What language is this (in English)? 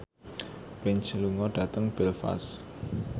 Javanese